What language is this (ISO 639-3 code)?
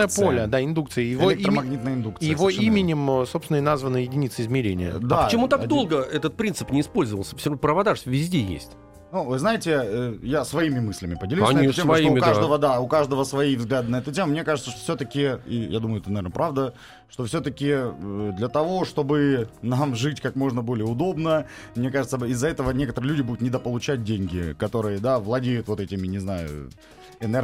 rus